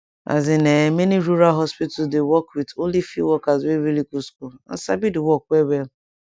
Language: Nigerian Pidgin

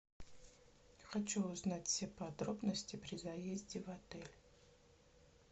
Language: Russian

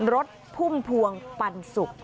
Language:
Thai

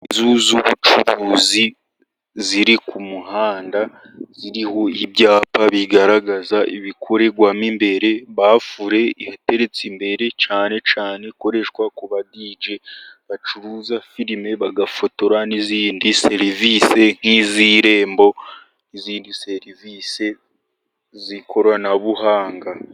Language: Kinyarwanda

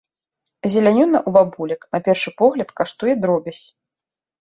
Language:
Belarusian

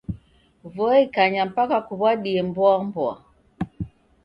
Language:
Taita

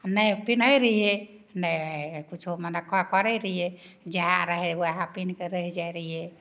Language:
Maithili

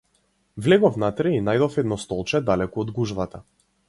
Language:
Macedonian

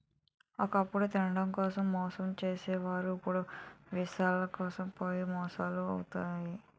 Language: Telugu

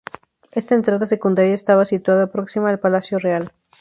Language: Spanish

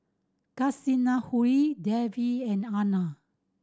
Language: English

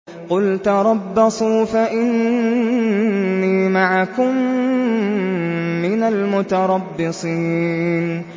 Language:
Arabic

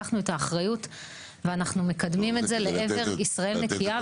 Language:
Hebrew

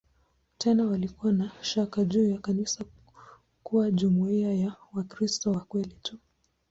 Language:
Swahili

